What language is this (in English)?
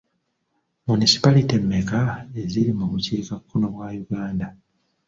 Ganda